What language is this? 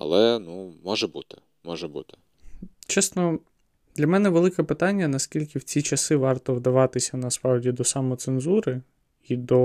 Ukrainian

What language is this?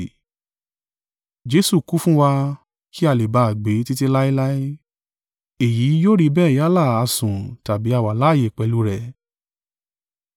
Yoruba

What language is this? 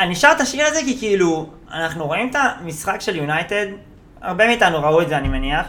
Hebrew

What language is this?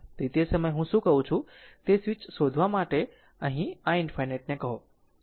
Gujarati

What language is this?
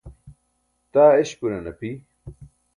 Burushaski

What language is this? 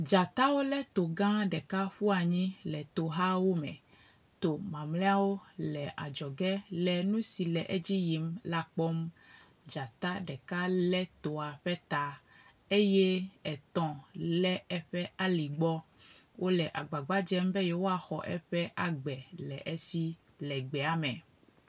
Ewe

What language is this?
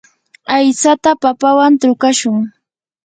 Yanahuanca Pasco Quechua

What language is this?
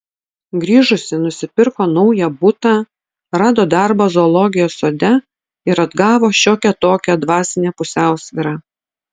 Lithuanian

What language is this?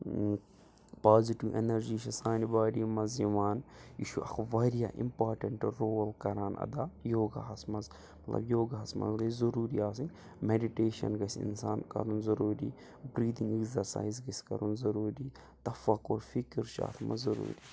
Kashmiri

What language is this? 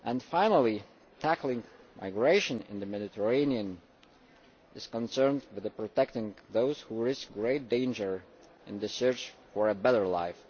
English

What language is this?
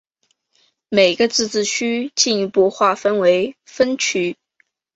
Chinese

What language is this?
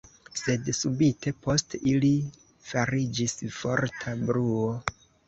Esperanto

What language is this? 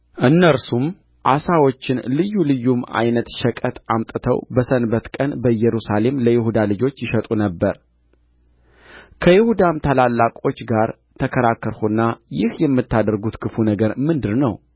Amharic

